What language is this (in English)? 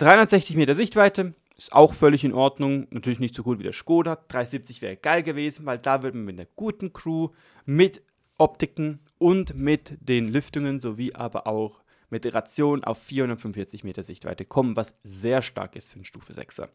German